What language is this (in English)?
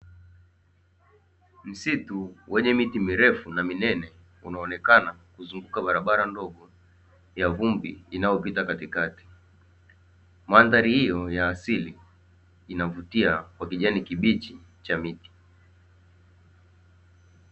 Swahili